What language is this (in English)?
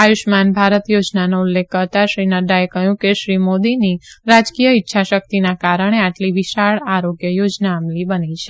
Gujarati